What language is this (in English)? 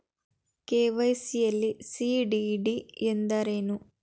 Kannada